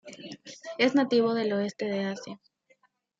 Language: Spanish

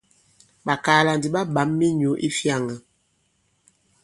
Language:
Bankon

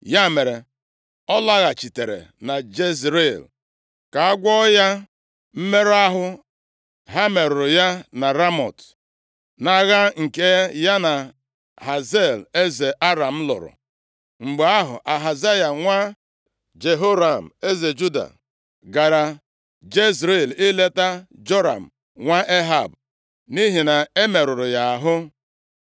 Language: Igbo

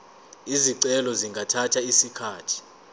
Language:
Zulu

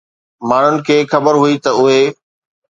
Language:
Sindhi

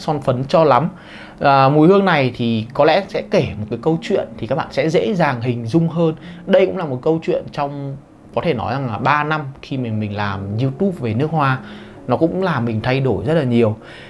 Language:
Vietnamese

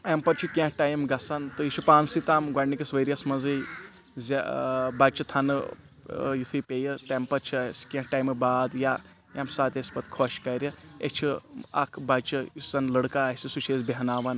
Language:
Kashmiri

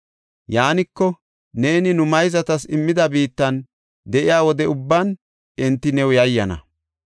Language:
Gofa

